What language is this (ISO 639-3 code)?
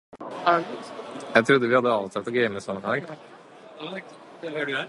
nob